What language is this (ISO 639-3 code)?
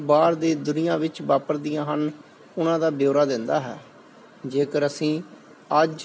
pan